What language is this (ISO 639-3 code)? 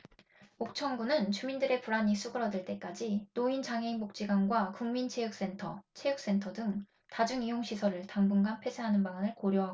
kor